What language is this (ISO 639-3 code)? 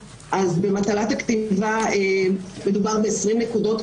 heb